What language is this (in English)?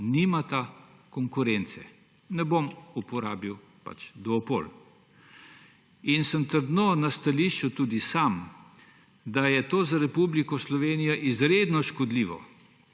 Slovenian